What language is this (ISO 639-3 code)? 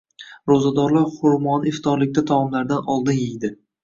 uzb